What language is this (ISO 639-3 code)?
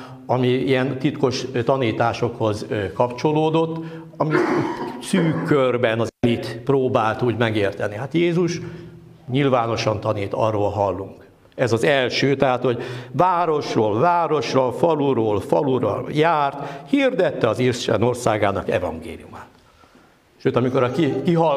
hun